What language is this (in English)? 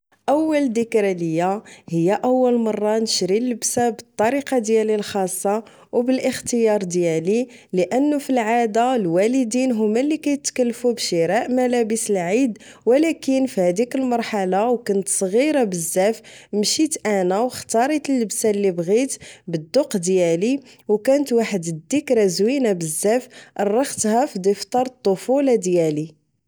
Moroccan Arabic